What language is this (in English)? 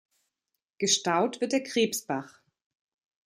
German